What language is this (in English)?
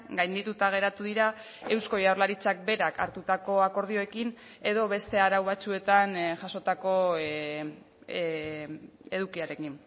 Basque